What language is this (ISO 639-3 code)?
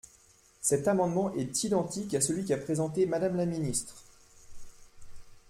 fra